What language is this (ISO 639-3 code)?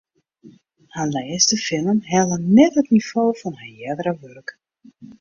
fry